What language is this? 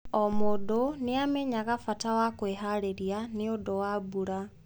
Kikuyu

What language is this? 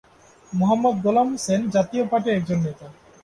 Bangla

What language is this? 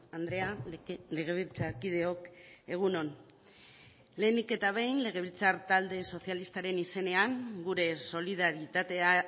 Basque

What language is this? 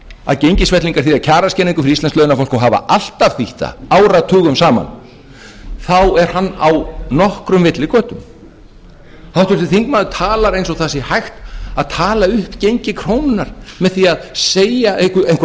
Icelandic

